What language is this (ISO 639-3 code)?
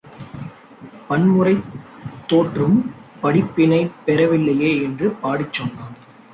tam